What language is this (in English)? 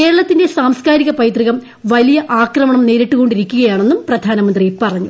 Malayalam